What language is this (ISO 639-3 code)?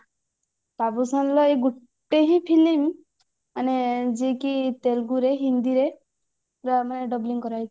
ori